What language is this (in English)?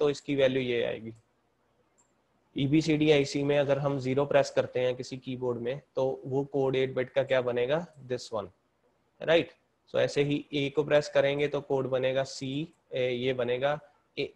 Hindi